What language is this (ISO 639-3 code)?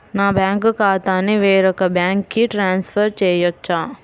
tel